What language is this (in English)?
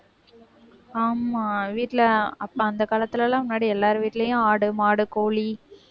Tamil